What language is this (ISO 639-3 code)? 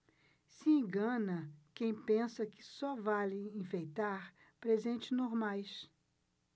por